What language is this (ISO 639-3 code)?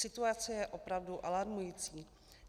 ces